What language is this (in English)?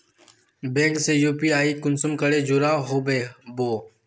Magahi